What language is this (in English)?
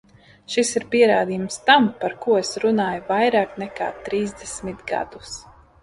Latvian